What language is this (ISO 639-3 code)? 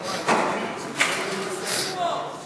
heb